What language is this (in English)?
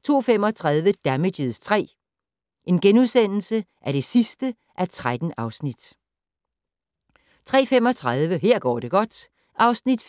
Danish